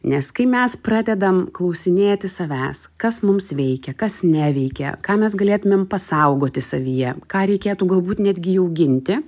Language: Lithuanian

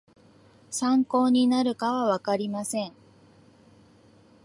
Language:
Japanese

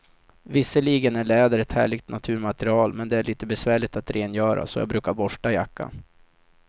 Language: Swedish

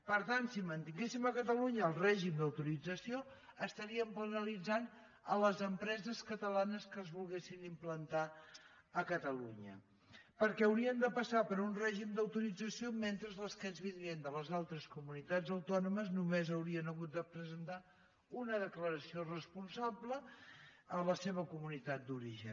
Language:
Catalan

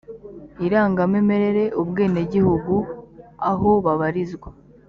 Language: Kinyarwanda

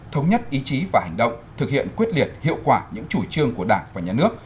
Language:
Vietnamese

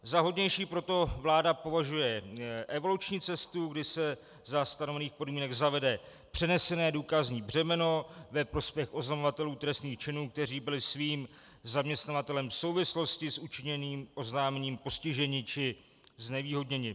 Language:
Czech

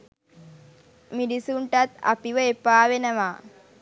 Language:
Sinhala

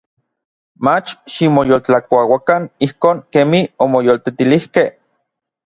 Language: Orizaba Nahuatl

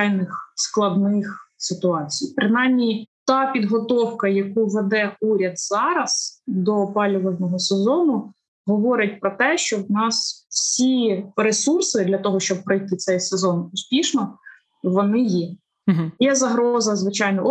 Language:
Ukrainian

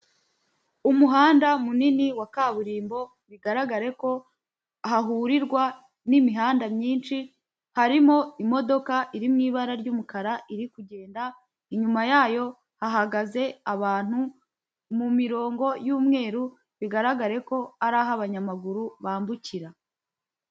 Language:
Kinyarwanda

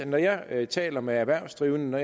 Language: Danish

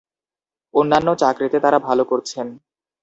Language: Bangla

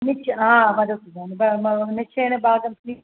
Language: Sanskrit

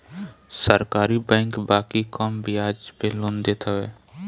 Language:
Bhojpuri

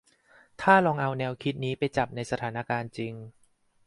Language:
Thai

